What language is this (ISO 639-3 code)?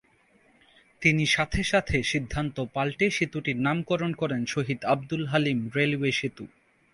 ben